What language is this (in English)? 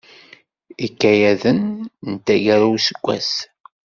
Kabyle